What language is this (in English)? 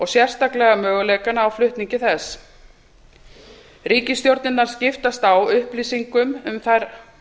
Icelandic